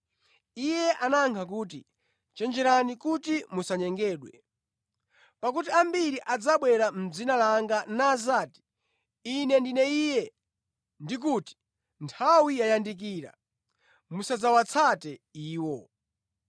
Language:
Nyanja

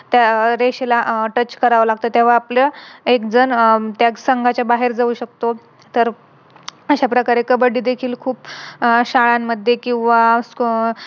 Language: Marathi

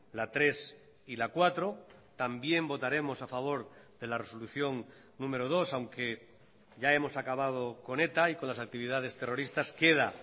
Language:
Spanish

